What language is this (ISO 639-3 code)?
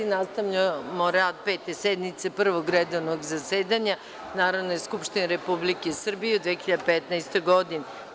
srp